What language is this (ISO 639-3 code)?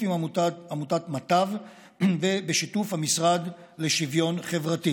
heb